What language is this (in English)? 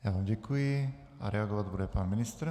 Czech